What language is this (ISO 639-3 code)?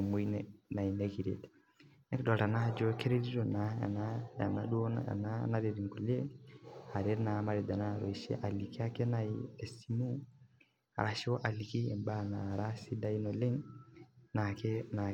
mas